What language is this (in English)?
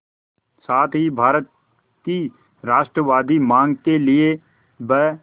Hindi